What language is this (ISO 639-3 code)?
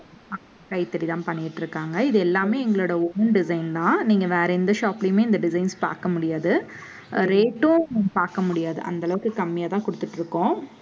tam